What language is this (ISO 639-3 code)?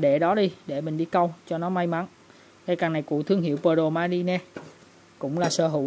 vie